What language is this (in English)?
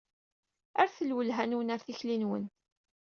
Kabyle